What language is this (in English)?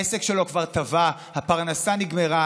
Hebrew